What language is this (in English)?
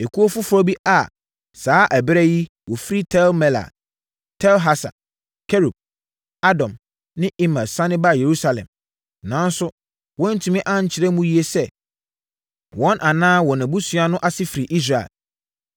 Akan